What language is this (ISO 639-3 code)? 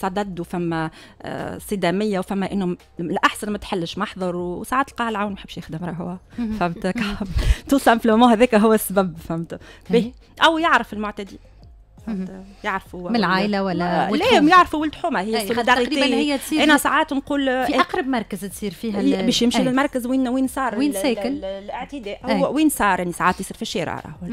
ara